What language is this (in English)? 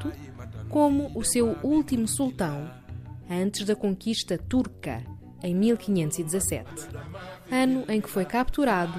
Portuguese